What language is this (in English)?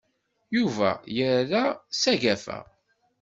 Kabyle